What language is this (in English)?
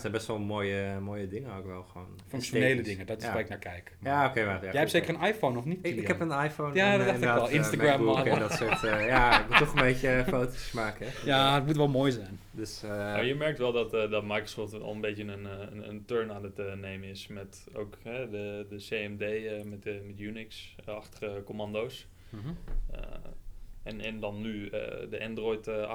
Dutch